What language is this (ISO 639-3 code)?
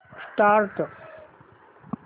mar